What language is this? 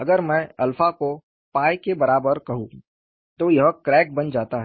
Hindi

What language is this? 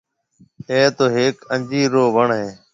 Marwari (Pakistan)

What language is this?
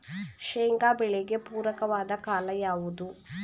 Kannada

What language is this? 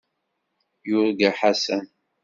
Kabyle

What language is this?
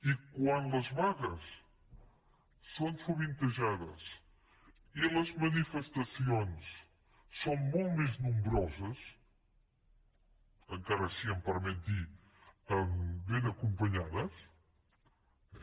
Catalan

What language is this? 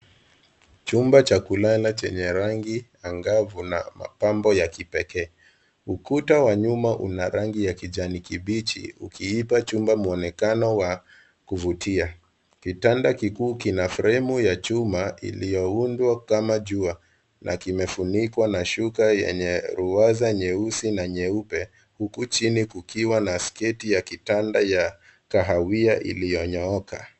Swahili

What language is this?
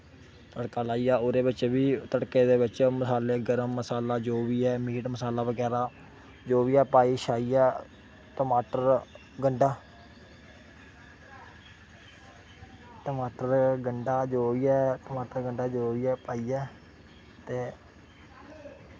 Dogri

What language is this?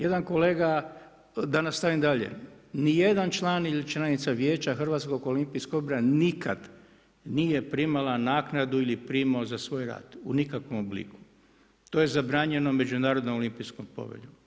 Croatian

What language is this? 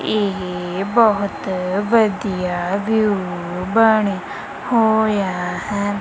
Punjabi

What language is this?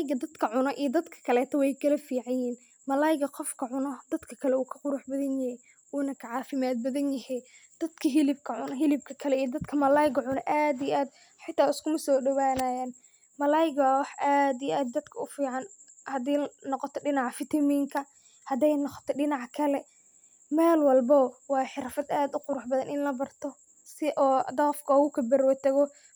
Somali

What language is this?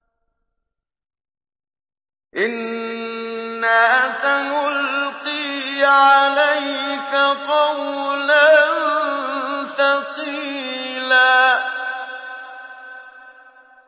Arabic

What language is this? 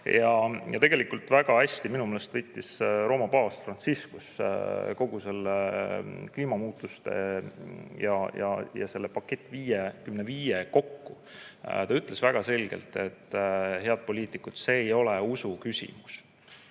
Estonian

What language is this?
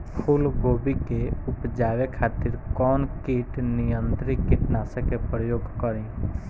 Bhojpuri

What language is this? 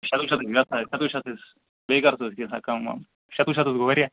Kashmiri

